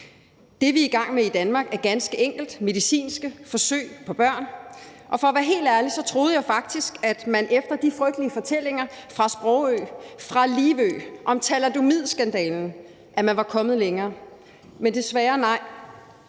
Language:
Danish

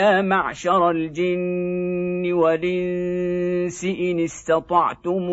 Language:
Arabic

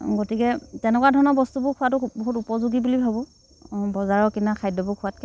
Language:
Assamese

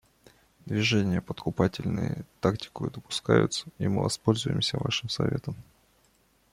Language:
Russian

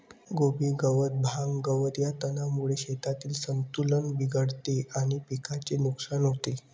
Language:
Marathi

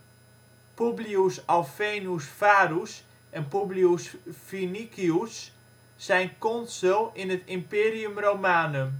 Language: Dutch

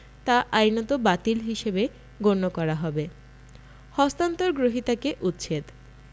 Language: Bangla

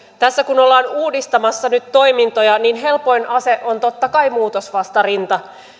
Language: Finnish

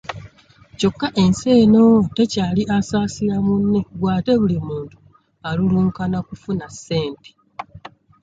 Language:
Ganda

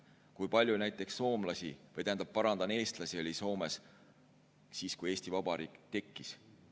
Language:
Estonian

